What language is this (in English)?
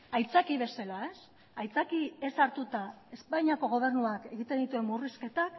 Basque